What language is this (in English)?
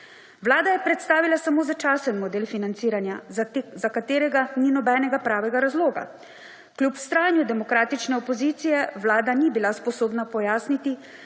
Slovenian